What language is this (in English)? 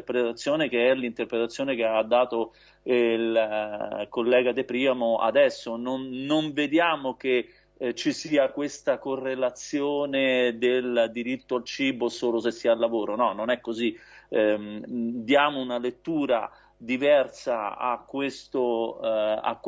Italian